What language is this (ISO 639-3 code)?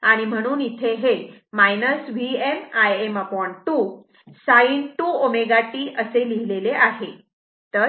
mar